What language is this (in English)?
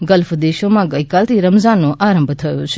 Gujarati